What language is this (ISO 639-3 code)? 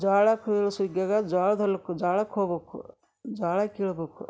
kan